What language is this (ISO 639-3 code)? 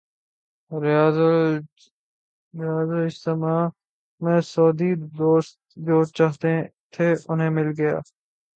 urd